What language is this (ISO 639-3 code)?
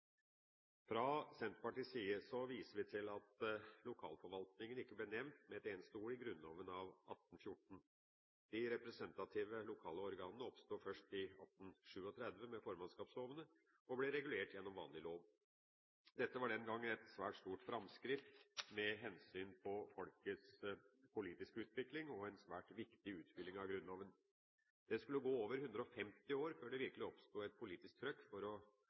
nob